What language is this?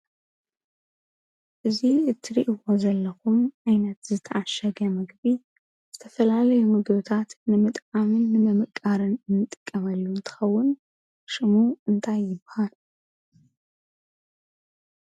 Tigrinya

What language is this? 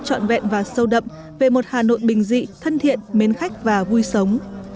Vietnamese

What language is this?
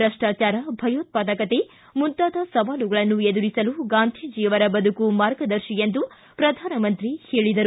Kannada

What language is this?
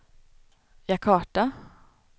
Swedish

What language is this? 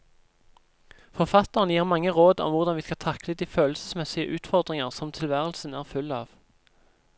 Norwegian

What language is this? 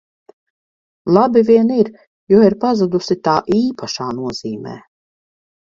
Latvian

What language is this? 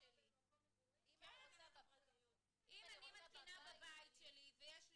Hebrew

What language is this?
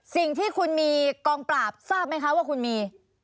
Thai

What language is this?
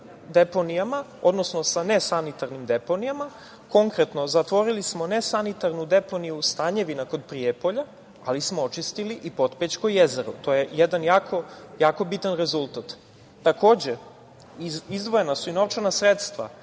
Serbian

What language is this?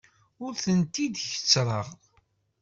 Kabyle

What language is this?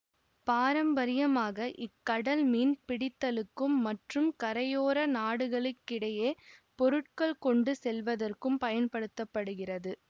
Tamil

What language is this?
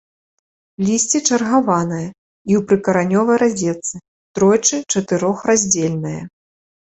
Belarusian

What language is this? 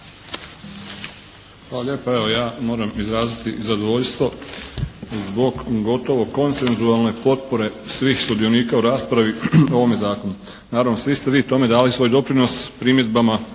Croatian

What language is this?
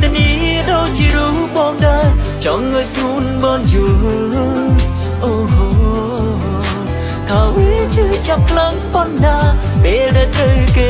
English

